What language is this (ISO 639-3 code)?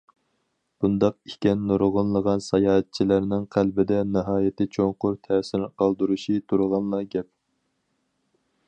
uig